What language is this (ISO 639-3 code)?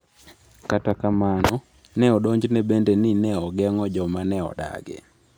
luo